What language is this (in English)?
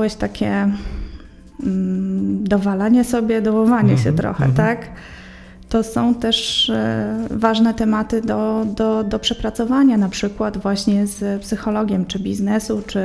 Polish